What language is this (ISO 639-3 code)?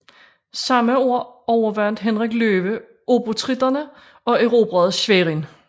dan